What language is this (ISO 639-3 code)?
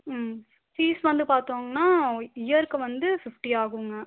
tam